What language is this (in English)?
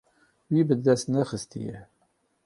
Kurdish